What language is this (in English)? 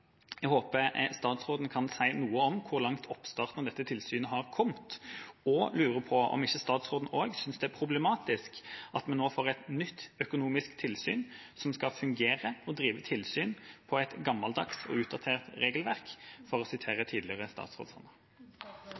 Norwegian Bokmål